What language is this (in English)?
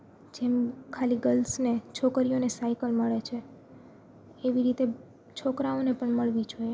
Gujarati